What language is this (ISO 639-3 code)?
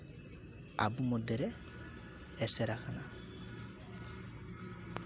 sat